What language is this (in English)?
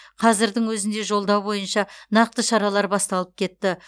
Kazakh